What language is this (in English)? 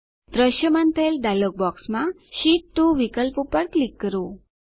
Gujarati